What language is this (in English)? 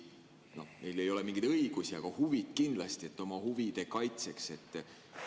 Estonian